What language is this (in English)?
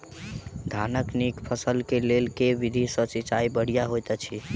Maithili